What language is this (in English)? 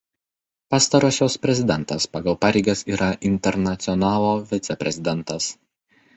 Lithuanian